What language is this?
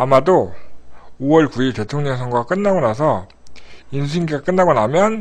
Korean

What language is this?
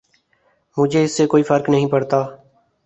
Urdu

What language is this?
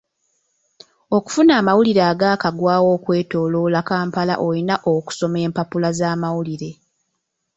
Ganda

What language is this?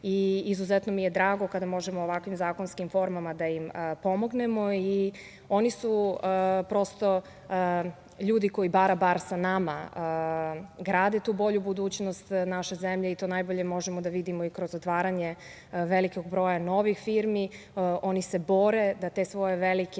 Serbian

